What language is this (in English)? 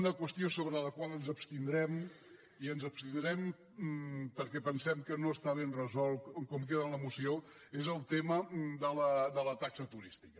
Catalan